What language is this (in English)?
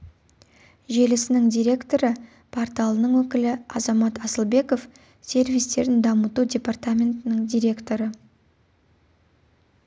Kazakh